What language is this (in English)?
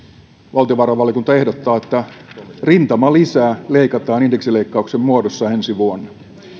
Finnish